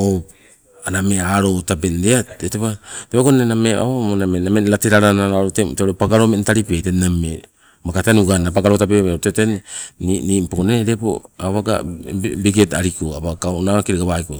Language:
Sibe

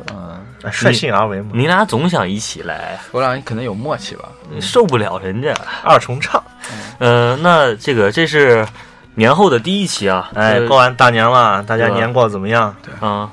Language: Chinese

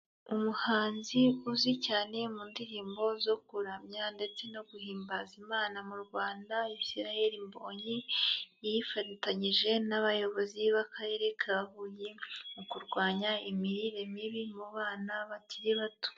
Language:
Kinyarwanda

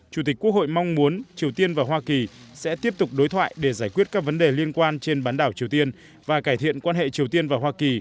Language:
Vietnamese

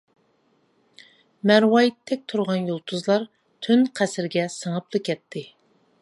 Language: Uyghur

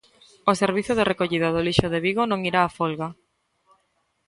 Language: Galician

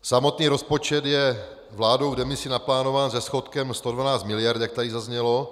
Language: Czech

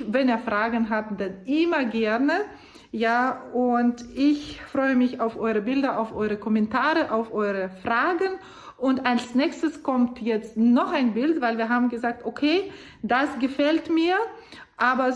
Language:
German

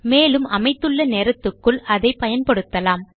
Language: Tamil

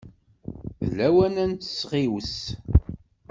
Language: Kabyle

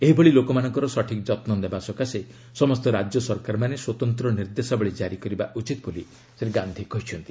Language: Odia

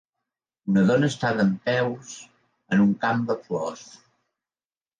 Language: Catalan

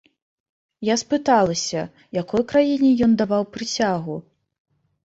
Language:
Belarusian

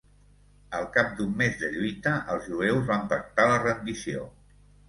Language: Catalan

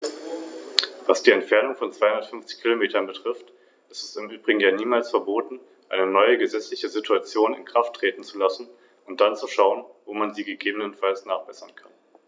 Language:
German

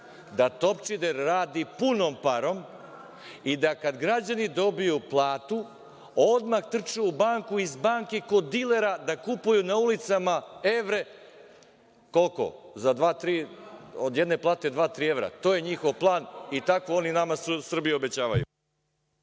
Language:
Serbian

